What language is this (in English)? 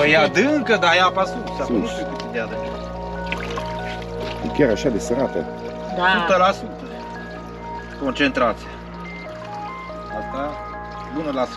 Romanian